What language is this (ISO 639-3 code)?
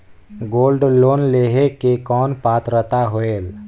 hne